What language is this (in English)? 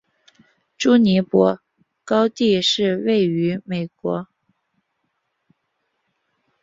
Chinese